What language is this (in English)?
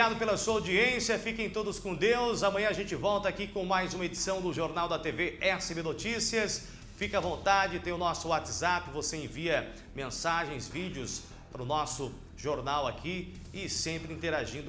Portuguese